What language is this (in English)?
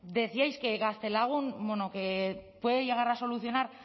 Spanish